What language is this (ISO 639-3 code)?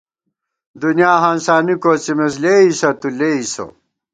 gwt